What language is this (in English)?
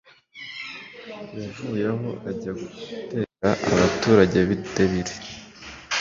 Kinyarwanda